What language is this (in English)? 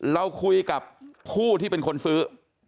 Thai